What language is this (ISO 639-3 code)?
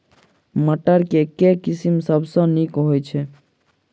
mai